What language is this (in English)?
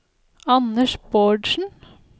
Norwegian